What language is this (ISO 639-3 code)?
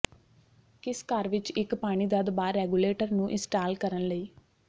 pan